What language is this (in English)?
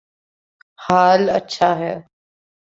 Urdu